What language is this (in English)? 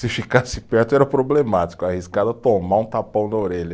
Portuguese